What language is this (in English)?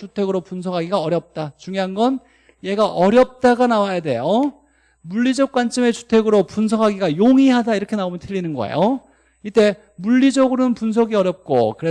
Korean